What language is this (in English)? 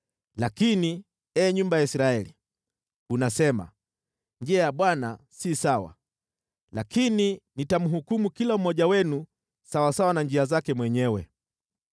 Swahili